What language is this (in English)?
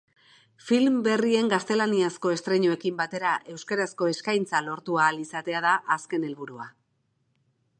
Basque